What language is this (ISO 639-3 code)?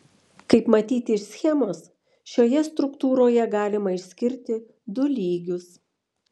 lit